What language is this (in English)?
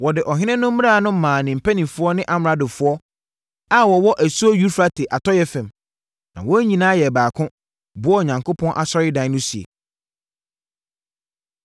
Akan